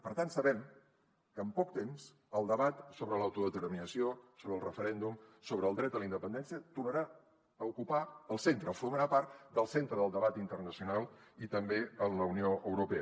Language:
Catalan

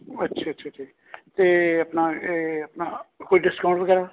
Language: Punjabi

